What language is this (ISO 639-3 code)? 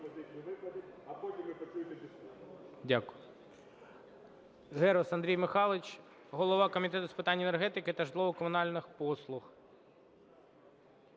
ukr